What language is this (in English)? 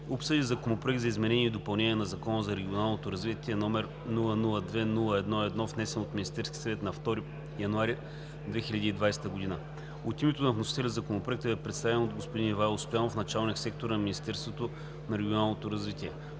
Bulgarian